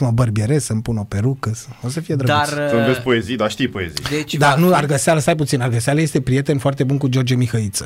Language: Romanian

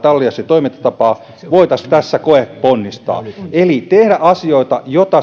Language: Finnish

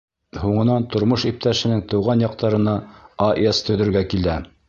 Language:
Bashkir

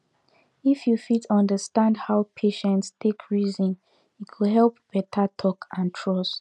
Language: Nigerian Pidgin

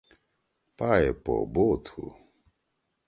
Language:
Torwali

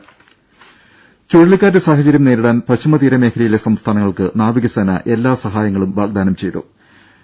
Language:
Malayalam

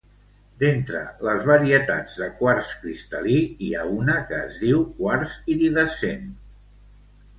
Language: Catalan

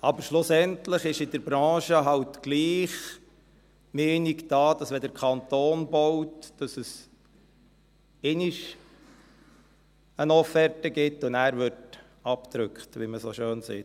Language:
Swiss German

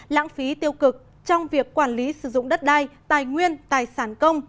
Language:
Vietnamese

